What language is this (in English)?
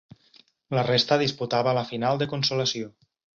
Catalan